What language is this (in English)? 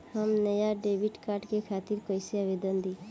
Bhojpuri